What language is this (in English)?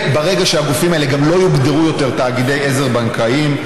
Hebrew